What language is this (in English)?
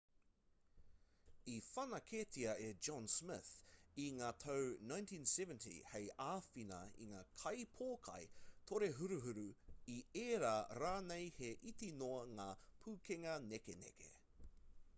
Māori